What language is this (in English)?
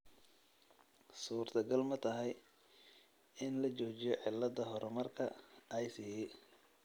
Somali